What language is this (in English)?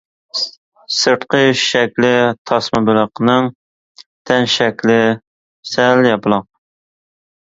Uyghur